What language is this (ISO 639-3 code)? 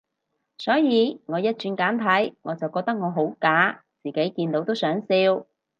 yue